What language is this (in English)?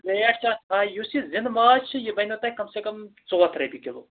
Kashmiri